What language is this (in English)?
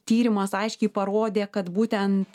Lithuanian